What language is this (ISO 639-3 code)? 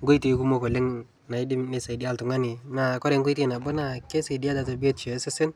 mas